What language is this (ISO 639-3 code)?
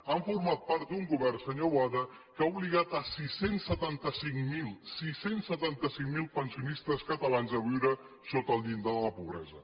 cat